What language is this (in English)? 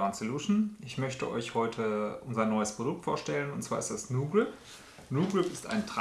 German